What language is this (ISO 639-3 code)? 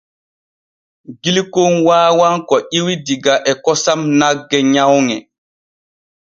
fue